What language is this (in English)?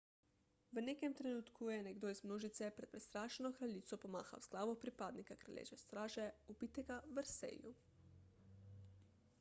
Slovenian